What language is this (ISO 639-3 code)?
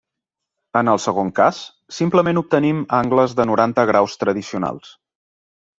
cat